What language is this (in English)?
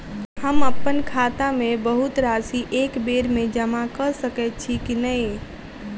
Maithili